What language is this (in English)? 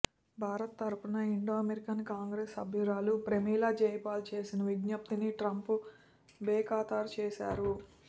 Telugu